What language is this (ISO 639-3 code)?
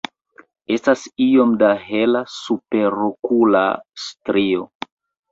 epo